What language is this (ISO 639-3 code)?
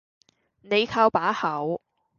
yue